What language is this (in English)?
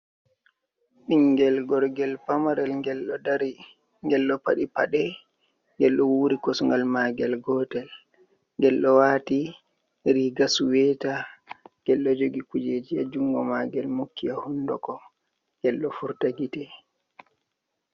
Fula